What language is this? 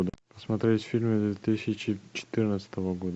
Russian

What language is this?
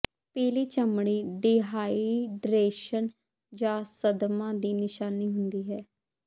Punjabi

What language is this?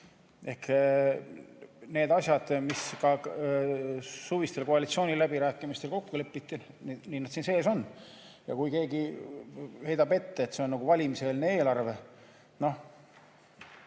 Estonian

